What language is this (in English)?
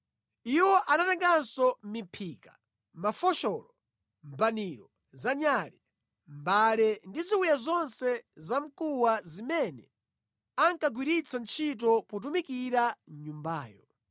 Nyanja